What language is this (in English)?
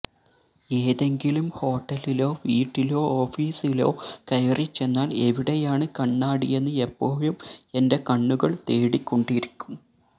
Malayalam